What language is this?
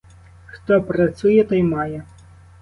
Ukrainian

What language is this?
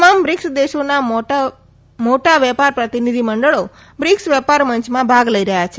Gujarati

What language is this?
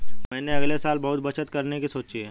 Hindi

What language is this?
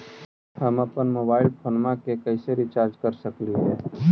Magahi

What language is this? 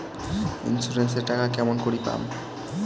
Bangla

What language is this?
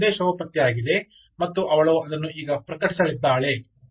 Kannada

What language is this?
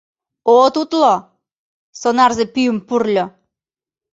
Mari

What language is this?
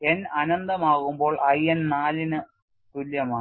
Malayalam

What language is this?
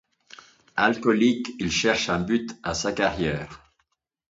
French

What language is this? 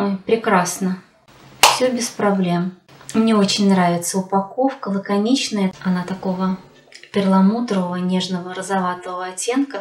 Russian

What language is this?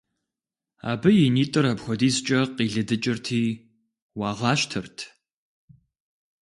Kabardian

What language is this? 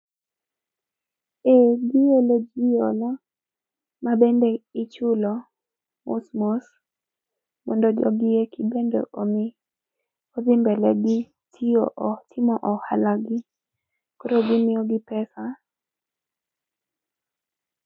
Luo (Kenya and Tanzania)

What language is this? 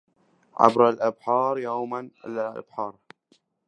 Arabic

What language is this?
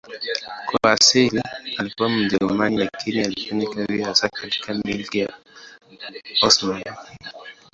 Swahili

